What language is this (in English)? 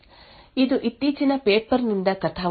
Kannada